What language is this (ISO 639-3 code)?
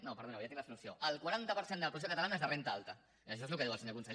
cat